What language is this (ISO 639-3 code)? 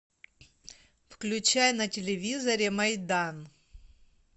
rus